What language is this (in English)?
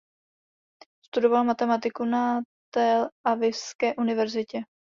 Czech